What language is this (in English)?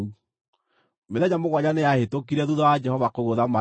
Kikuyu